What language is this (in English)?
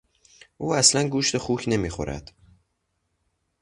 Persian